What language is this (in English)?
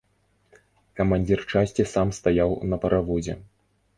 Belarusian